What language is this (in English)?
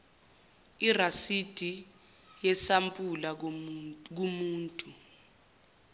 Zulu